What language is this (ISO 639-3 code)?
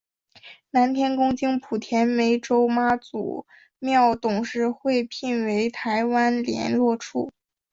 zho